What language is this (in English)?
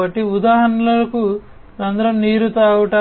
Telugu